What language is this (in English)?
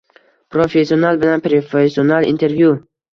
Uzbek